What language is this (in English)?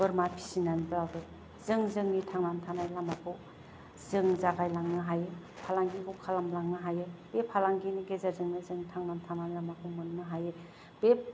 Bodo